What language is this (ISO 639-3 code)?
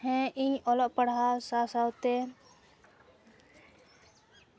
sat